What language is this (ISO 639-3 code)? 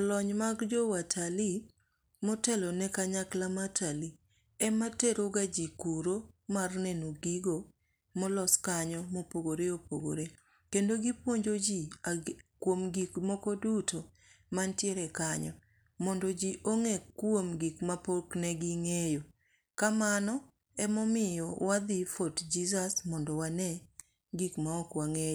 luo